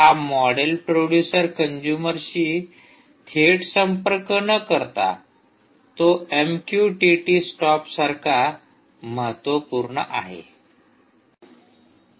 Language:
Marathi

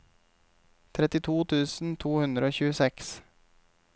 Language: Norwegian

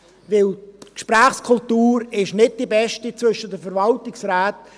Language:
Swiss German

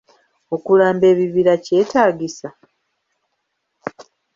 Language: Ganda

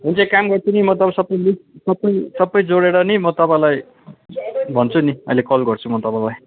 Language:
Nepali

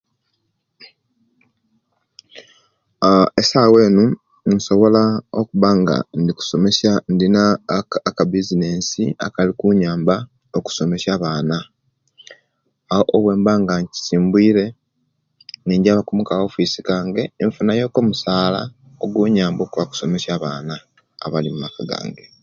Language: Kenyi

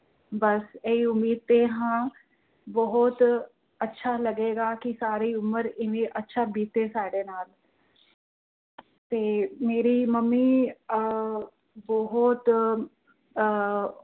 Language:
Punjabi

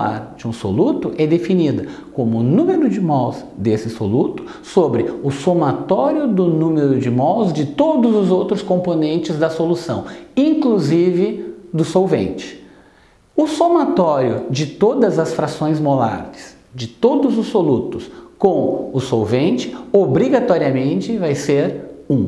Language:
Portuguese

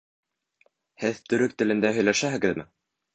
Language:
Bashkir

